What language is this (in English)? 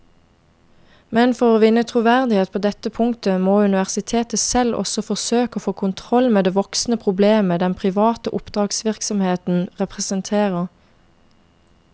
Norwegian